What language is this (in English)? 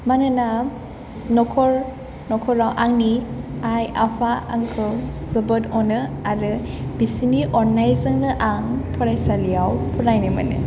Bodo